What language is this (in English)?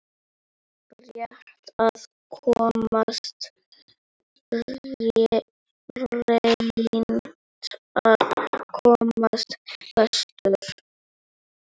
Icelandic